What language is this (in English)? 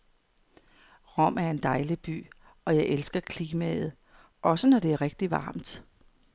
Danish